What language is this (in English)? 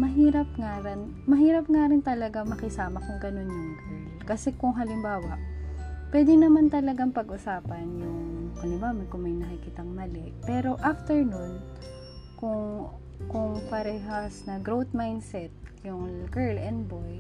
Filipino